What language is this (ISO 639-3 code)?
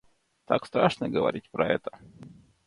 rus